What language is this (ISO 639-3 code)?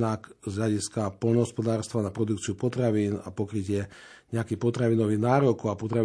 slk